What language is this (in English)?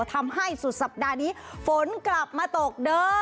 Thai